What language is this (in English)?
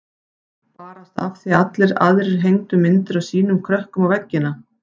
Icelandic